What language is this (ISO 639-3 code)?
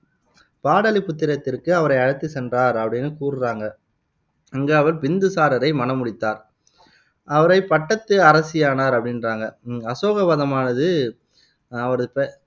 tam